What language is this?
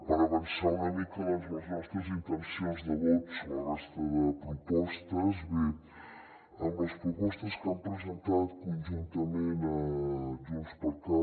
Catalan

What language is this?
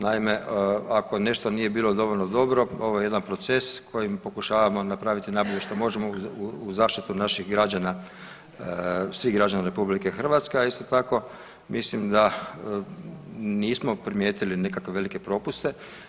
Croatian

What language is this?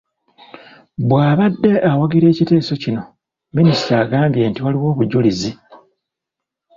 Ganda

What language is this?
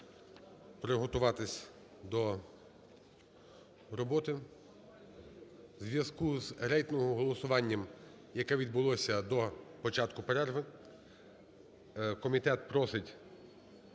Ukrainian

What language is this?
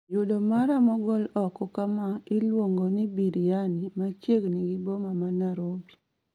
Luo (Kenya and Tanzania)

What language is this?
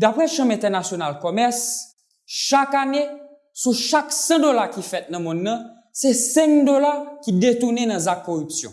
Haitian Creole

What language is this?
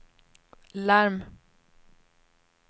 Swedish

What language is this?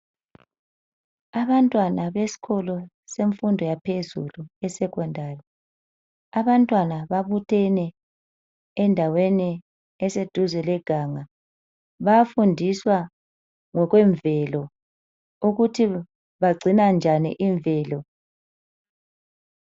North Ndebele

